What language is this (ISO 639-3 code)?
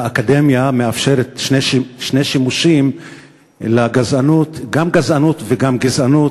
heb